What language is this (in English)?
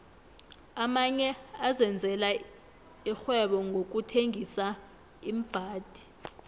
South Ndebele